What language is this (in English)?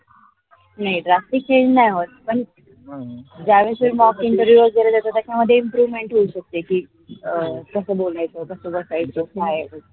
Marathi